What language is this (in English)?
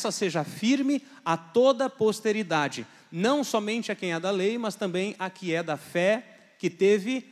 Portuguese